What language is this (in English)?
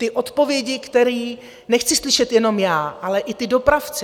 Czech